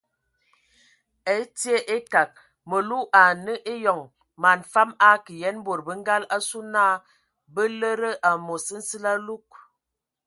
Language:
Ewondo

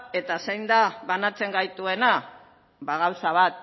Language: Basque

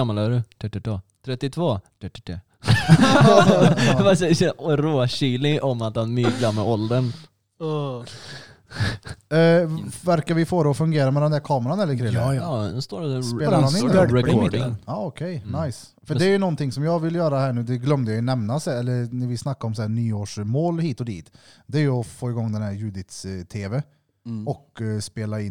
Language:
Swedish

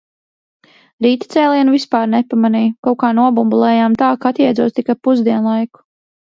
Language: Latvian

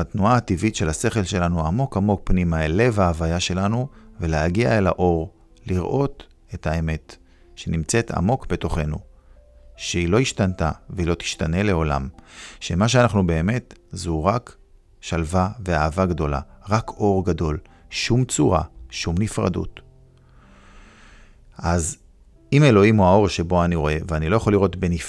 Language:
Hebrew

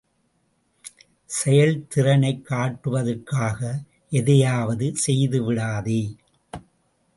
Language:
Tamil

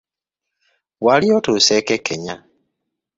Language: Ganda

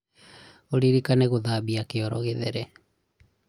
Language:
Kikuyu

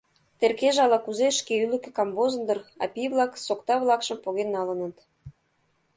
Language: Mari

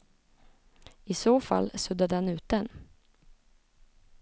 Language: Swedish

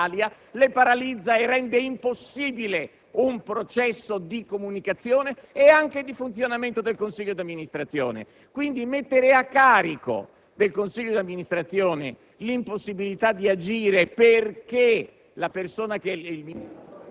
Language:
Italian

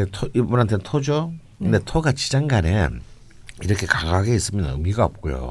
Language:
Korean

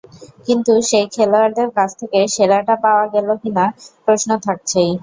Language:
Bangla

